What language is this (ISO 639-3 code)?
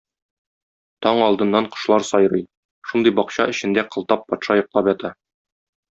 tat